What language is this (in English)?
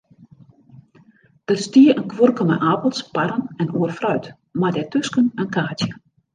Western Frisian